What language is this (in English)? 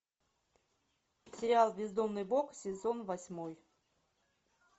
Russian